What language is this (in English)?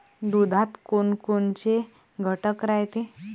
Marathi